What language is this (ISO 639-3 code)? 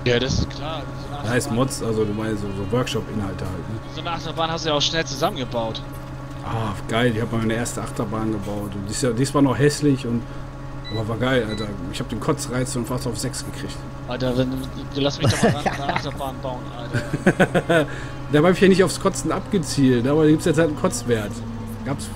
deu